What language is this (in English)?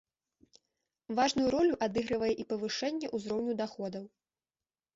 Belarusian